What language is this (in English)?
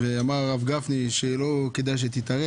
Hebrew